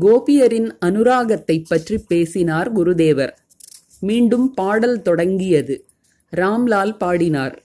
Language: Tamil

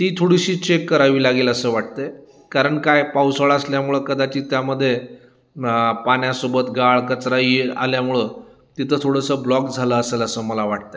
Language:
Marathi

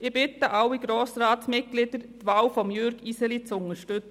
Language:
Swiss German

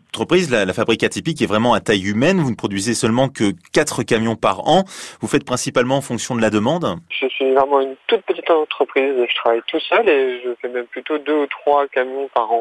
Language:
French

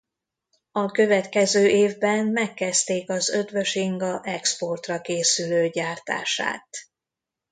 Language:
Hungarian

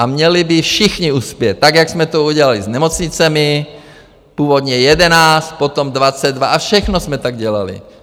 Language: Czech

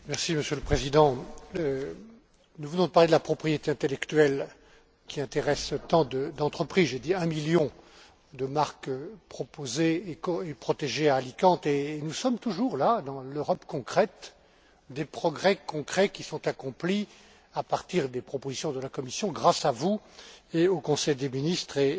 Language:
French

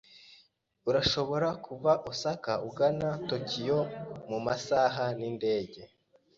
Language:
Kinyarwanda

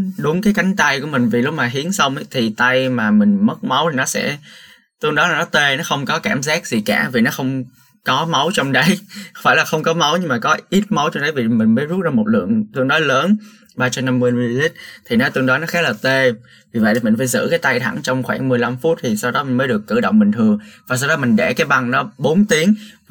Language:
Vietnamese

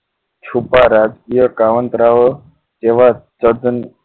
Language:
Gujarati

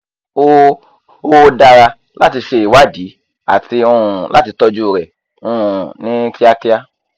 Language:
Yoruba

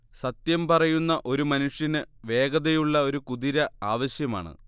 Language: Malayalam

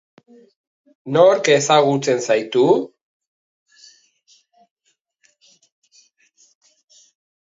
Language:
Basque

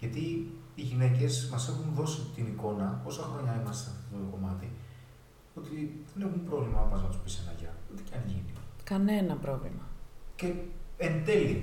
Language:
Greek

